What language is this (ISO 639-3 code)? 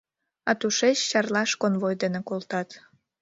chm